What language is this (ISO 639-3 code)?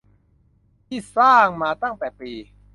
tha